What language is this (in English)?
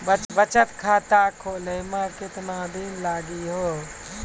Maithili